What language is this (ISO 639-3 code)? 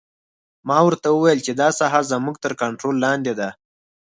pus